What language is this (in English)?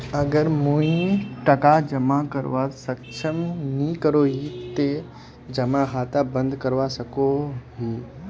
Magahi